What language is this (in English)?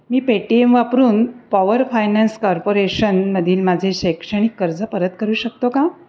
Marathi